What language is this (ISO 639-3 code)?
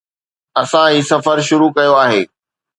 snd